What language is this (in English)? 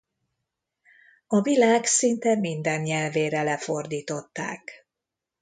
Hungarian